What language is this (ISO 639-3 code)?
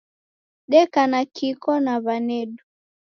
dav